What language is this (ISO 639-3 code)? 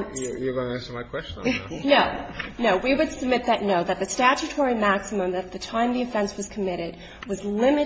eng